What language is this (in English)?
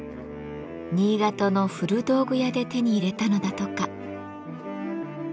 Japanese